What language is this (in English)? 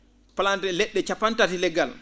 Fula